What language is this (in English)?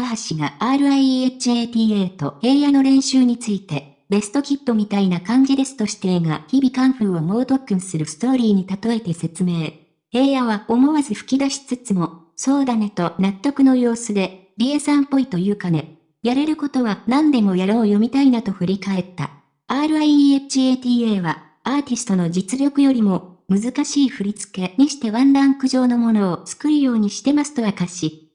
Japanese